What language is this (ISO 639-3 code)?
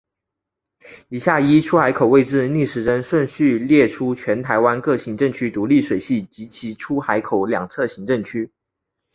zho